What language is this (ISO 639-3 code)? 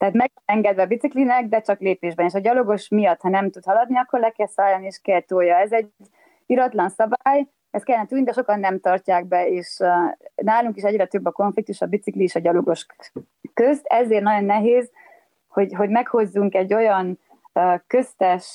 hun